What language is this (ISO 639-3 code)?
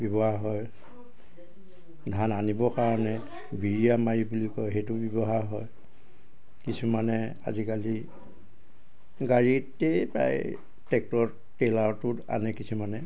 asm